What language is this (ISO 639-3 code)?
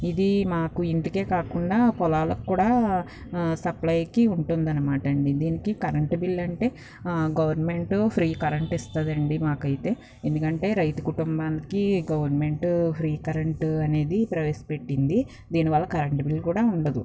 tel